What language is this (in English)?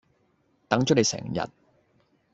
Cantonese